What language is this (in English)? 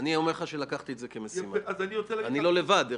Hebrew